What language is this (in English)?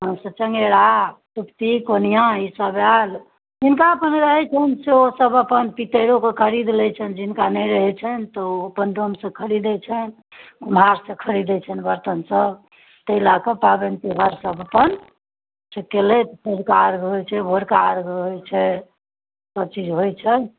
Maithili